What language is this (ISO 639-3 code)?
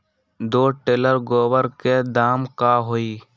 mag